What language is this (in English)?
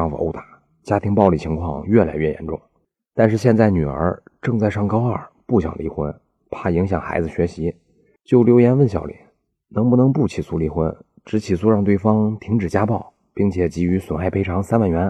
Chinese